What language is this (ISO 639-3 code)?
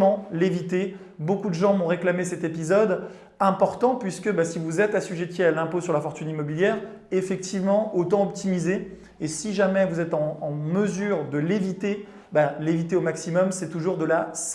fra